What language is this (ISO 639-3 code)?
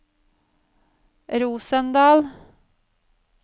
nor